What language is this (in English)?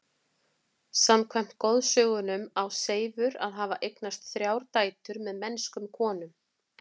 Icelandic